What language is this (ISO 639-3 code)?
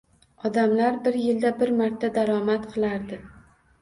uzb